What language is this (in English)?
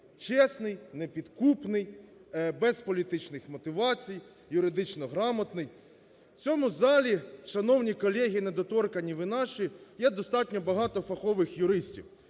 Ukrainian